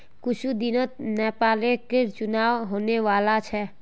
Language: Magahi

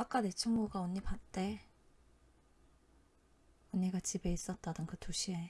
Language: Korean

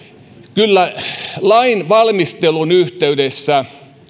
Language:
Finnish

